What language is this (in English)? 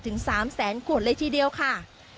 Thai